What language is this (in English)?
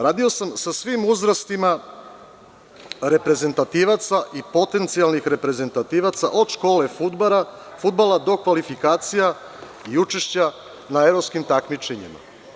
Serbian